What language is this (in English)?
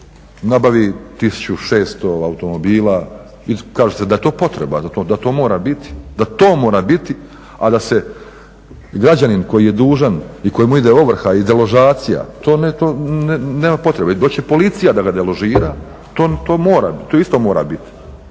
Croatian